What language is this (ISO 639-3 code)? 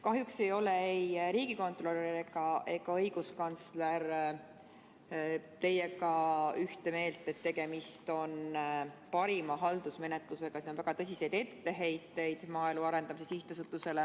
est